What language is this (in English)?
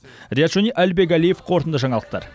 Kazakh